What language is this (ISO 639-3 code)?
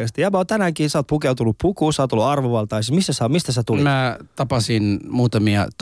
fin